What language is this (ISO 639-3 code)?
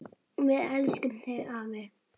isl